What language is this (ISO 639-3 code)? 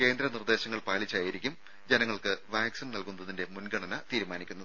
mal